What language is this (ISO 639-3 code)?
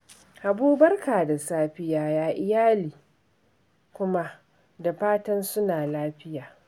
hau